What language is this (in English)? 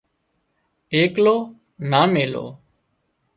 Wadiyara Koli